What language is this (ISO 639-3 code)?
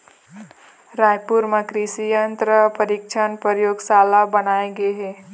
hne